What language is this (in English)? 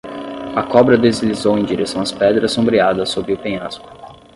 Portuguese